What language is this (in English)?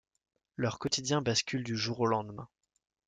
French